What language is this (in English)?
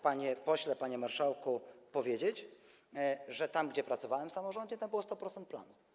Polish